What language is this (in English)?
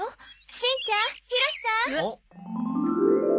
Japanese